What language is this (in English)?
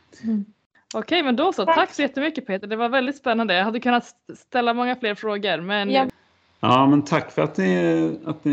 Swedish